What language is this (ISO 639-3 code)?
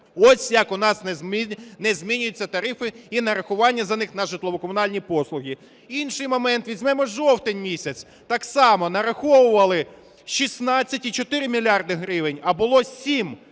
ukr